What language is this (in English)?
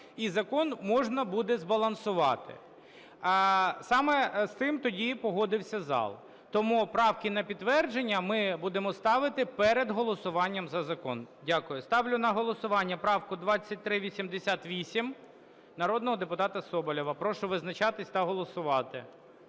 Ukrainian